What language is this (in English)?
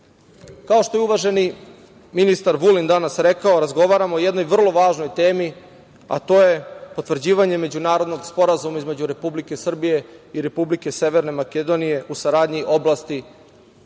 Serbian